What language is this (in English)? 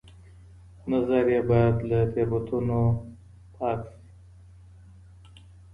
Pashto